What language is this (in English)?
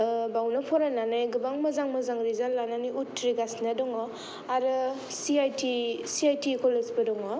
Bodo